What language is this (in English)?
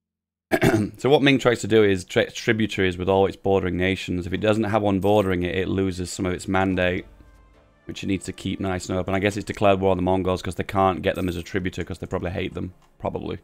English